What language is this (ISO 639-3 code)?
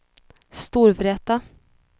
swe